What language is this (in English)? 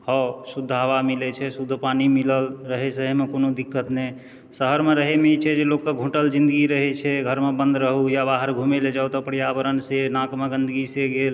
Maithili